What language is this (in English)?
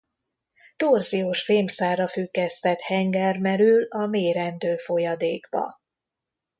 Hungarian